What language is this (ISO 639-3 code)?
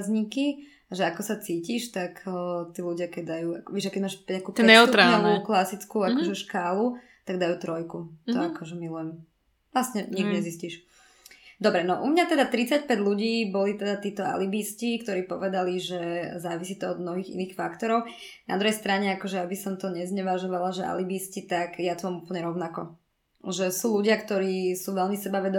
slk